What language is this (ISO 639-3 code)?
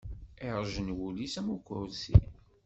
kab